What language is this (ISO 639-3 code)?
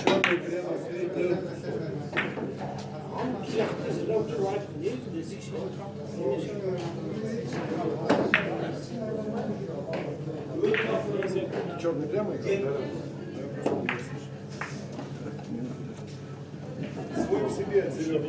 rus